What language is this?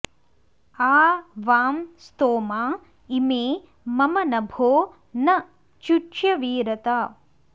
Sanskrit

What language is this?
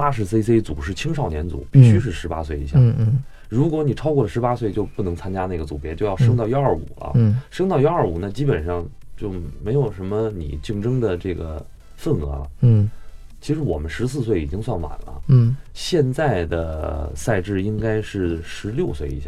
Chinese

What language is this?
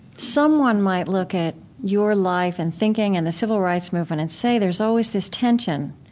English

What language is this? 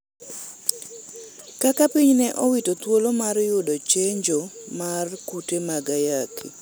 Luo (Kenya and Tanzania)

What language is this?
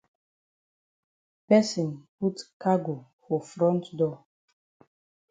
Cameroon Pidgin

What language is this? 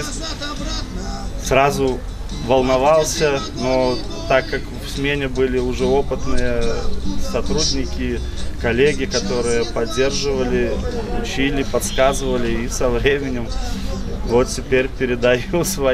Russian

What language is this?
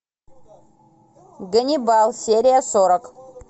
Russian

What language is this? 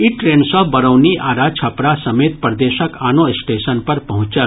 Maithili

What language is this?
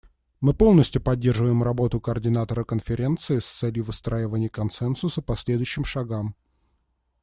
Russian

